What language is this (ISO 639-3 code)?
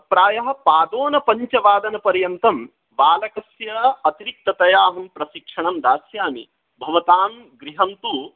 san